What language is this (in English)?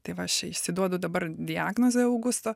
Lithuanian